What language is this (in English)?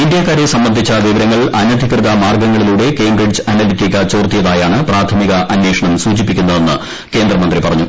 Malayalam